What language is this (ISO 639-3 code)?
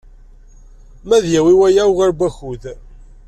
kab